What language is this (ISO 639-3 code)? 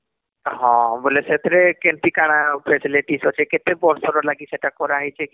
ori